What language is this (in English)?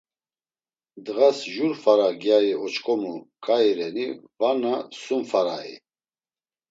Laz